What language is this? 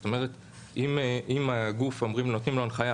Hebrew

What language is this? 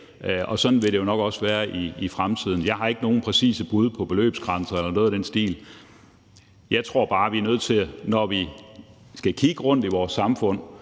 Danish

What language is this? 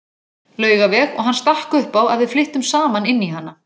Icelandic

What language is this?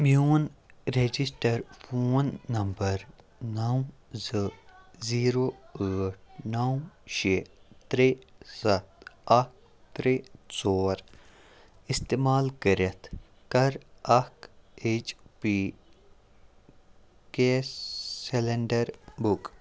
Kashmiri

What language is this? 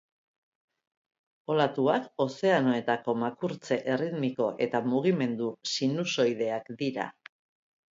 Basque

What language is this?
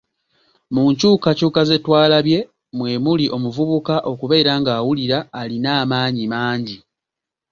Ganda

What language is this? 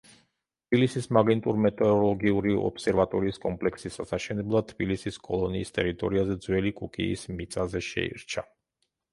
Georgian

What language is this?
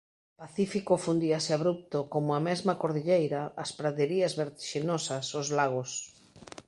Galician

